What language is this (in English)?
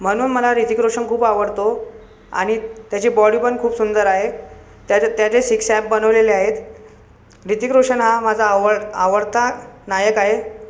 Marathi